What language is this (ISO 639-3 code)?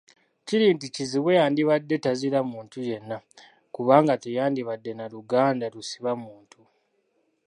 lug